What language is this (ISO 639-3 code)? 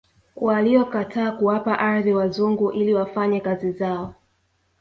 swa